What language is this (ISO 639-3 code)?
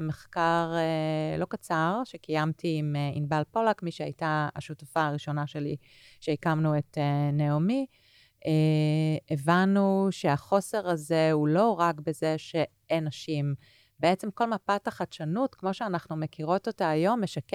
heb